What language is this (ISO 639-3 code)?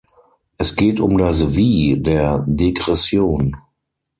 deu